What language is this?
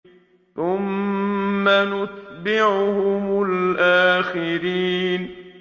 Arabic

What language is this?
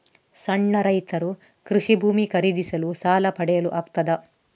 Kannada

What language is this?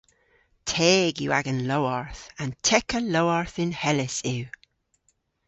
Cornish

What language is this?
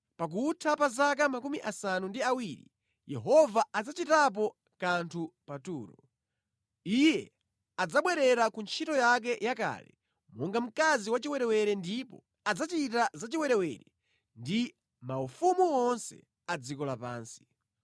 Nyanja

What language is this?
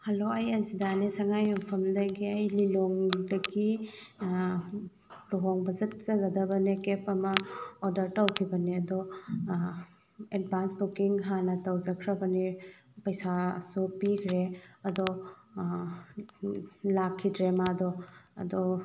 Manipuri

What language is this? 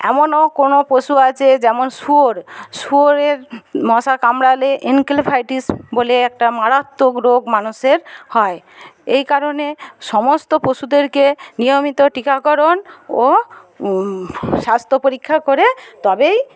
Bangla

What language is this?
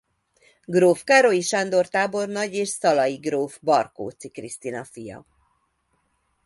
Hungarian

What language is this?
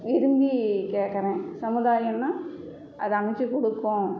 Tamil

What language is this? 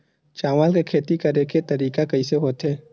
Chhattisgarhi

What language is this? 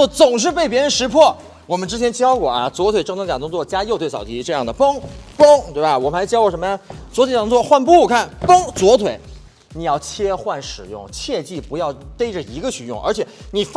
Chinese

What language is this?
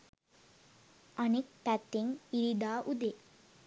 Sinhala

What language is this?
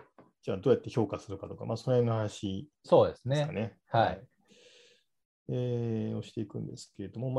Japanese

